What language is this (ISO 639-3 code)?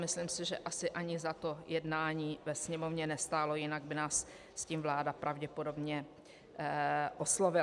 ces